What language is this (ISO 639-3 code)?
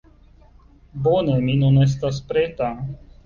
epo